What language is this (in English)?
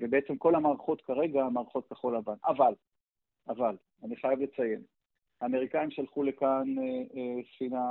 Hebrew